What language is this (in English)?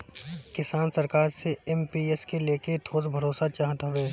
Bhojpuri